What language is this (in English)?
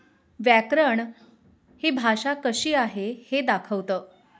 Marathi